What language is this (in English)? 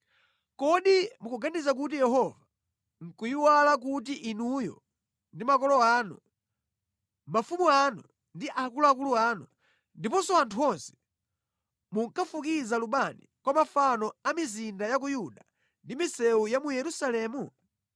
Nyanja